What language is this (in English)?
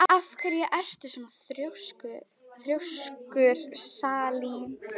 Icelandic